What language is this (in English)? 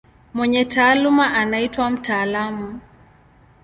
Swahili